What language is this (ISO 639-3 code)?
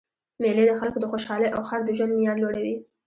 pus